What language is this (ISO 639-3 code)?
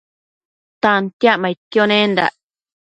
mcf